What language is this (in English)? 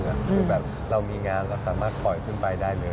Thai